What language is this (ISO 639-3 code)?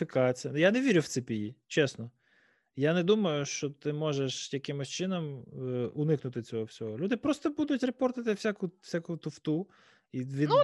ukr